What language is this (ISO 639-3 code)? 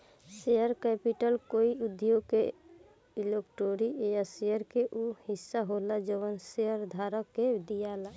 bho